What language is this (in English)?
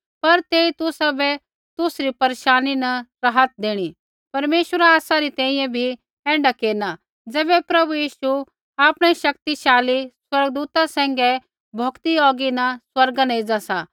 Kullu Pahari